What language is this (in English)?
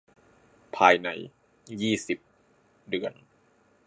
Thai